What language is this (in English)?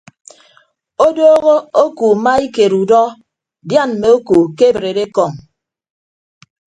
Ibibio